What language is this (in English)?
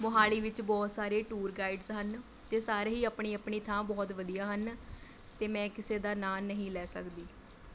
Punjabi